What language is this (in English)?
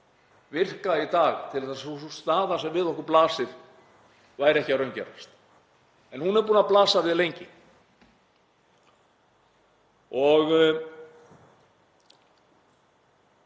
Icelandic